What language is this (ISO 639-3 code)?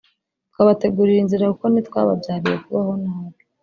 kin